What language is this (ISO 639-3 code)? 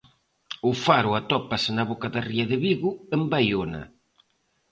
glg